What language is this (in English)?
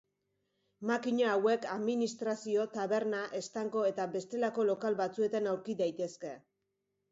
Basque